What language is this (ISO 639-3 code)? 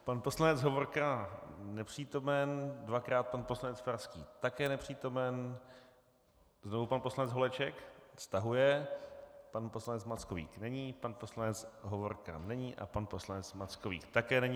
ces